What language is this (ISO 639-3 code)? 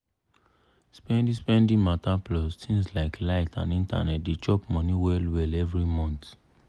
pcm